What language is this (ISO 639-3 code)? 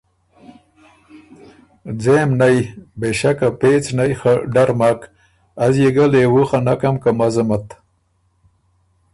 oru